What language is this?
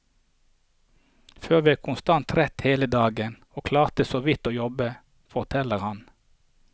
Norwegian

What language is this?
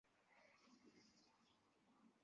Uzbek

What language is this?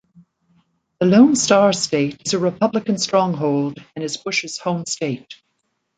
English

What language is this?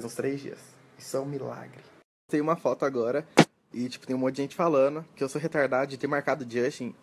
Portuguese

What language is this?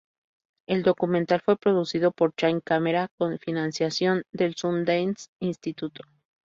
Spanish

